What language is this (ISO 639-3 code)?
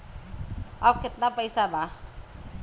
bho